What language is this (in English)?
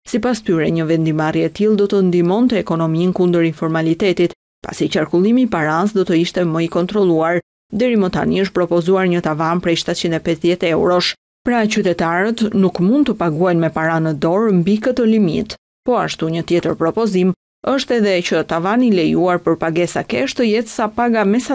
Romanian